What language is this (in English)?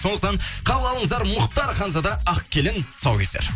Kazakh